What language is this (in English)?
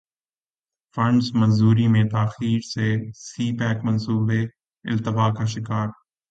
Urdu